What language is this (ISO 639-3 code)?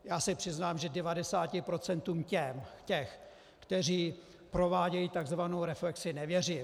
ces